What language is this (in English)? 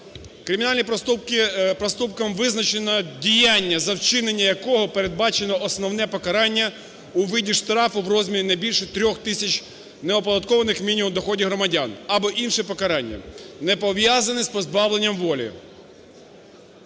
Ukrainian